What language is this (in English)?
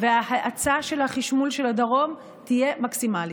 Hebrew